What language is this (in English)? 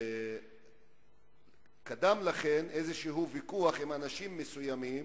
Hebrew